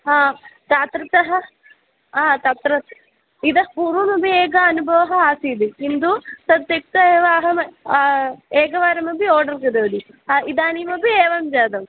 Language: Sanskrit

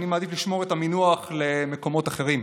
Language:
Hebrew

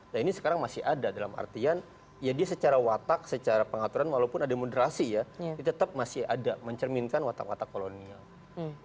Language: Indonesian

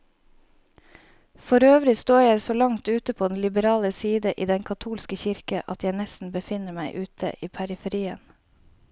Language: Norwegian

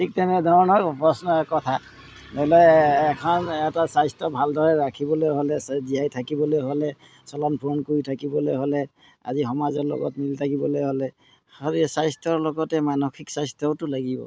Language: Assamese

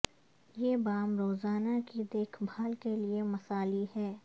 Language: Urdu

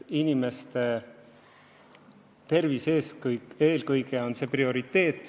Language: Estonian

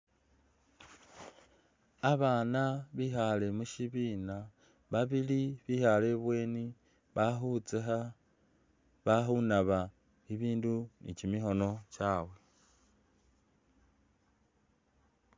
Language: Masaaba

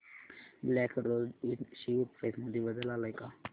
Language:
Marathi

